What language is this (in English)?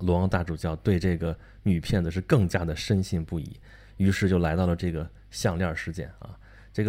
Chinese